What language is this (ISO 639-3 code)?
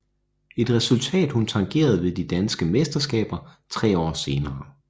dan